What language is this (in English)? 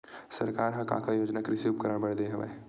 Chhattisgarhi